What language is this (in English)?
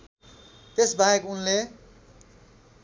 Nepali